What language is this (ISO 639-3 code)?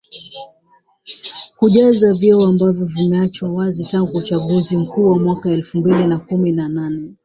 swa